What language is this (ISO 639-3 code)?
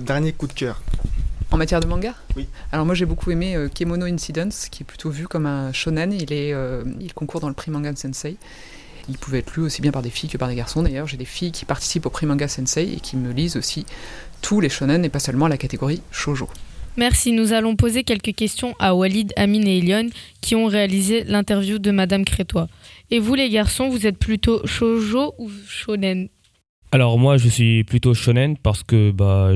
fra